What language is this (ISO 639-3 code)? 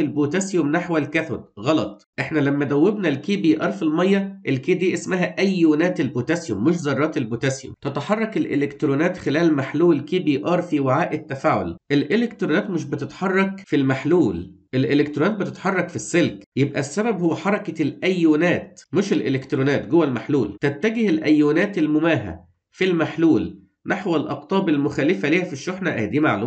ara